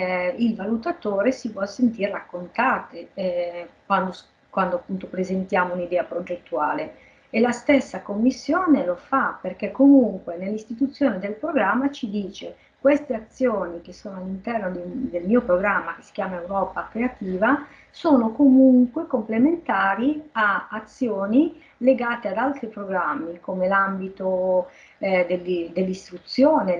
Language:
Italian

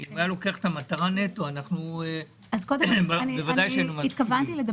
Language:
Hebrew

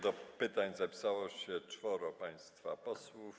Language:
Polish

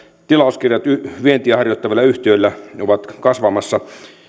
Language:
Finnish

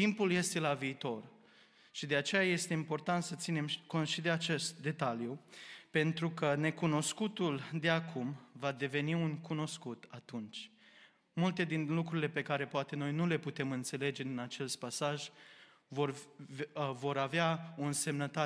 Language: Romanian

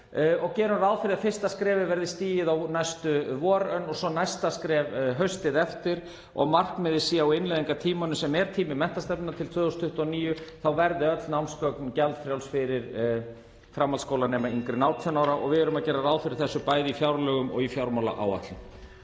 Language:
Icelandic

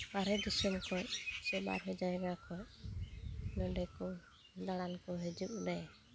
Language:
Santali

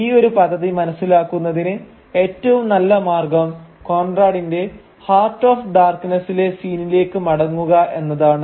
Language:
Malayalam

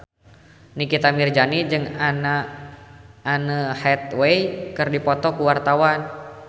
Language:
Sundanese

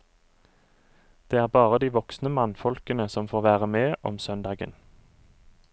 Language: Norwegian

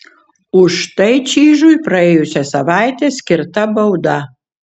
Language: Lithuanian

